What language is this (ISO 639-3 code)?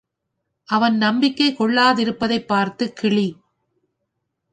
tam